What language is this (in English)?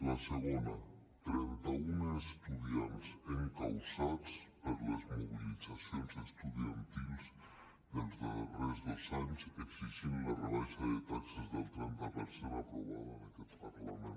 Catalan